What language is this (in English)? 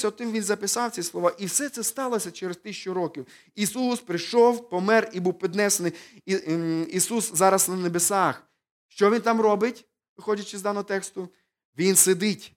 Ukrainian